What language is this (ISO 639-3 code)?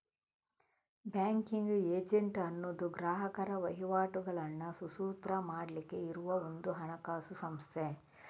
kan